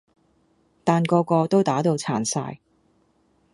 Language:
Cantonese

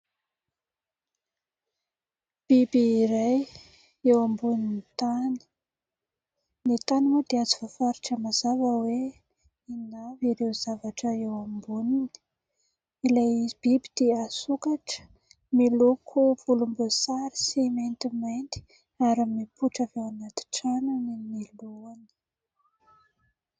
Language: Malagasy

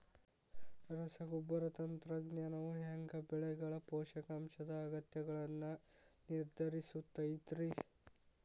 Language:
Kannada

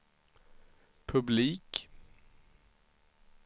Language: Swedish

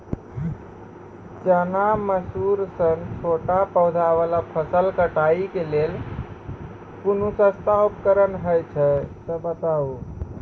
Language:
Maithili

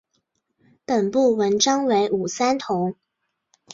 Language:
Chinese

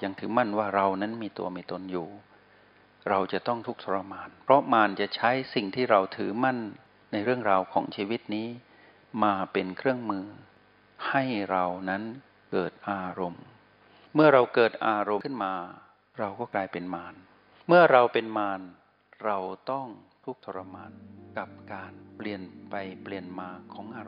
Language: Thai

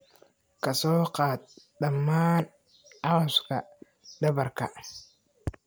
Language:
Somali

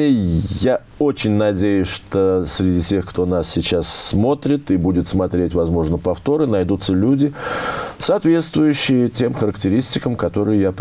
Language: Russian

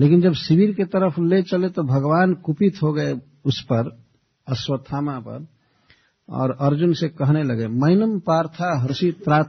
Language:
Hindi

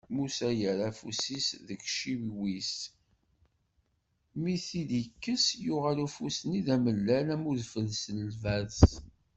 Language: Kabyle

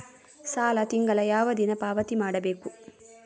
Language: Kannada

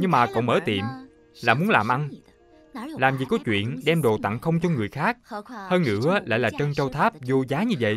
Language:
Vietnamese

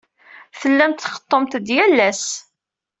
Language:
Kabyle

